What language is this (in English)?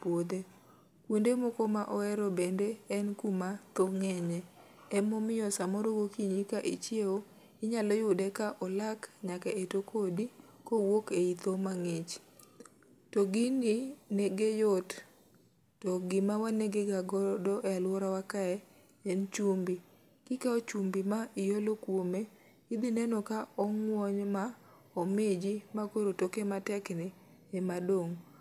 Luo (Kenya and Tanzania)